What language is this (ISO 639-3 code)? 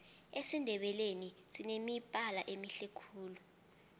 nbl